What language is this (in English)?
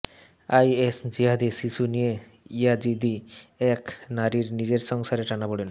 Bangla